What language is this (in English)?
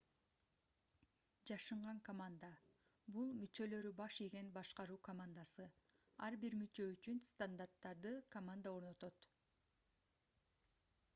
Kyrgyz